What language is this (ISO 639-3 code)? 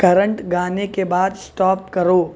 urd